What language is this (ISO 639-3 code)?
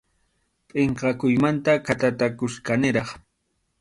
qxu